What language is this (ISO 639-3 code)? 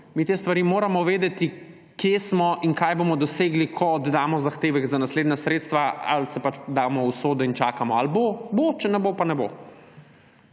slv